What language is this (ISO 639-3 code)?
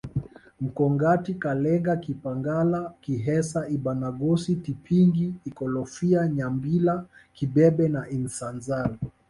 swa